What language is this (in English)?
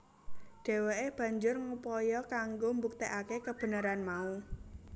Javanese